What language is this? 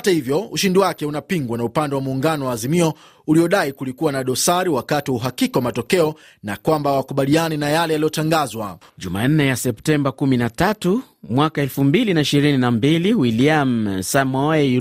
Swahili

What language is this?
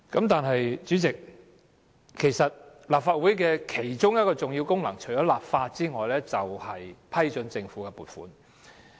Cantonese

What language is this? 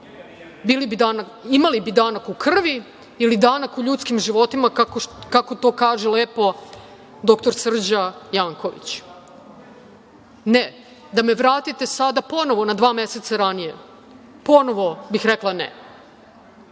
Serbian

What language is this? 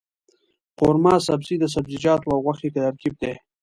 Pashto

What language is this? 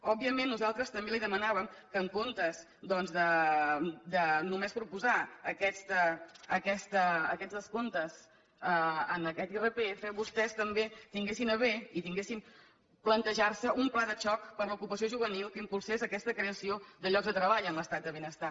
Catalan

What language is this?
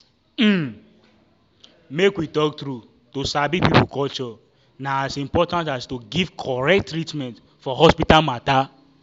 Nigerian Pidgin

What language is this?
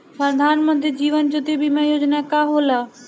Bhojpuri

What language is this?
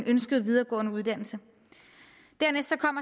Danish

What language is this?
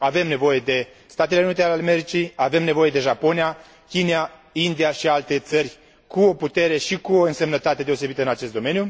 Romanian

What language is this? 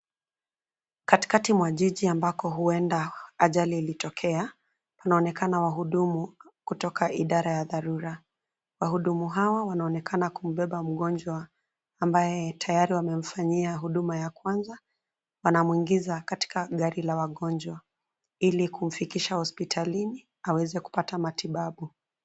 Swahili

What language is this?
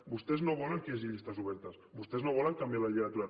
Catalan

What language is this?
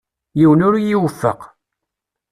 Kabyle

